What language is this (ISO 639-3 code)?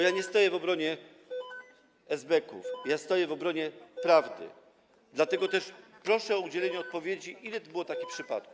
pol